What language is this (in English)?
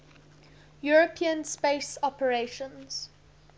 English